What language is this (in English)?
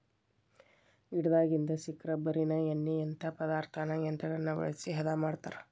Kannada